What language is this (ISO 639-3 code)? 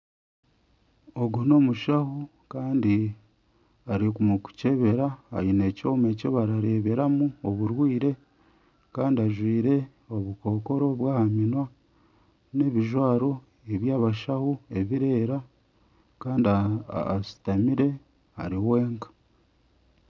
nyn